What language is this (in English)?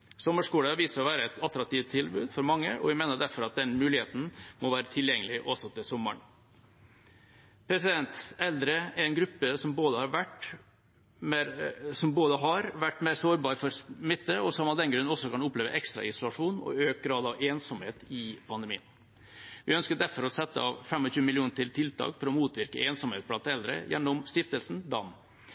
Norwegian Bokmål